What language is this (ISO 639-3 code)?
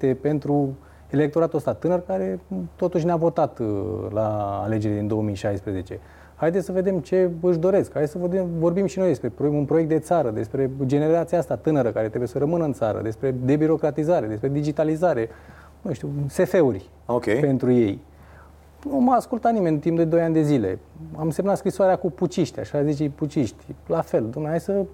ron